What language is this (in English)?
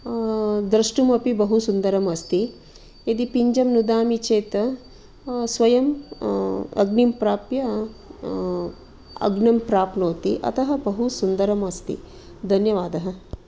Sanskrit